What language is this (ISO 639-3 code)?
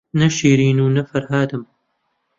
ckb